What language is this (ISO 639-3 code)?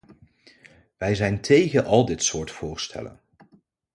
nld